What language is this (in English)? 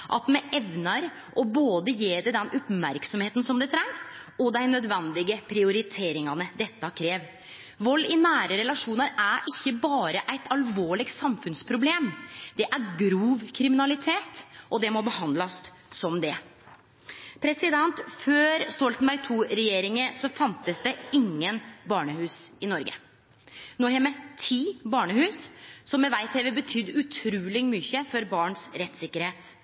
Norwegian Nynorsk